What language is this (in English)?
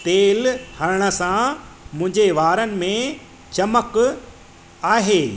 Sindhi